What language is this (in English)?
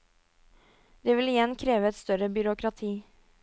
Norwegian